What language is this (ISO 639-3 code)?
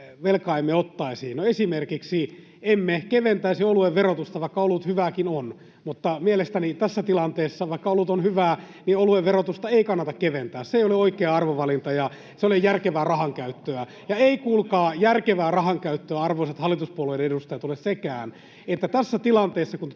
fin